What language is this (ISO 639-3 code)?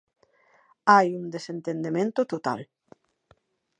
glg